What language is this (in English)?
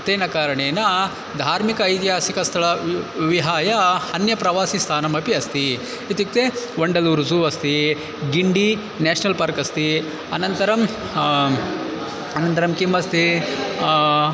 Sanskrit